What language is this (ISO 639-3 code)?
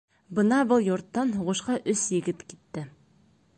bak